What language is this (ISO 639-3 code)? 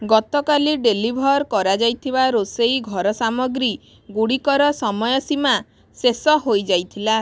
ori